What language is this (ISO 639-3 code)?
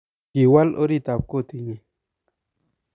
kln